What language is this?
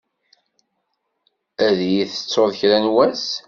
Kabyle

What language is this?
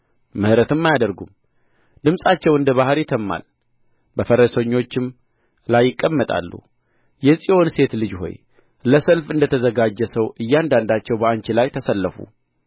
Amharic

